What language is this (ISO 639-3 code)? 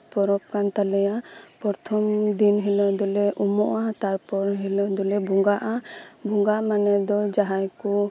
sat